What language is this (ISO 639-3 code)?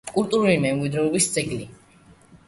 kat